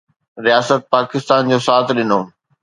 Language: Sindhi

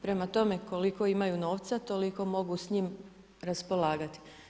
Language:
Croatian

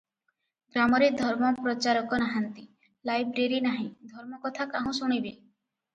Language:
Odia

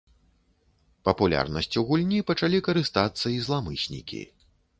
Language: Belarusian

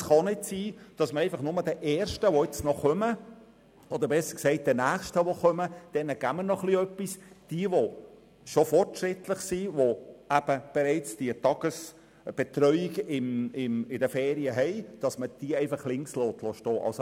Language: Swiss German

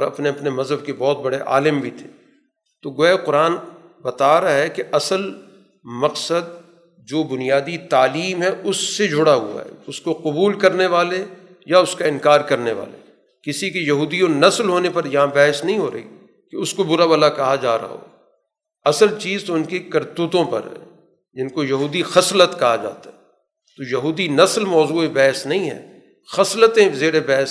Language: Urdu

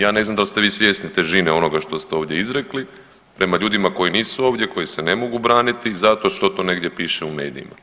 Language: Croatian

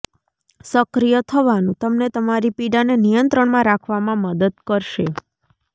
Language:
Gujarati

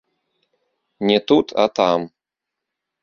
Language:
Belarusian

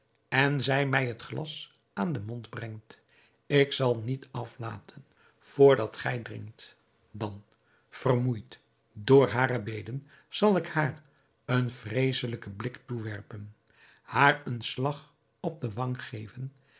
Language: Dutch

